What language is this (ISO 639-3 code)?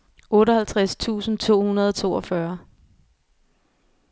dan